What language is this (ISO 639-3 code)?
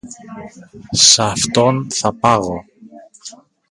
ell